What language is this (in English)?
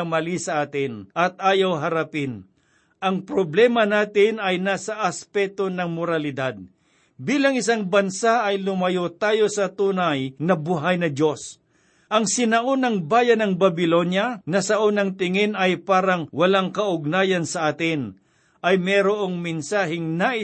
Filipino